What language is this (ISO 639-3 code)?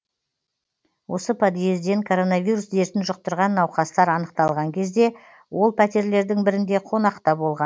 kaz